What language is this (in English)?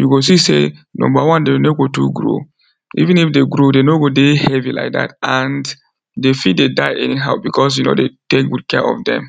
Nigerian Pidgin